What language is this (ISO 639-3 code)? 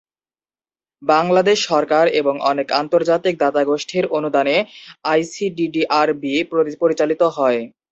ben